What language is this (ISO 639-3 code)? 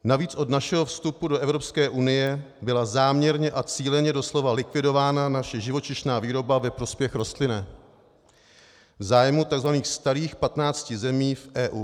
ces